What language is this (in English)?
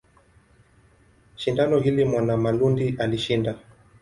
Swahili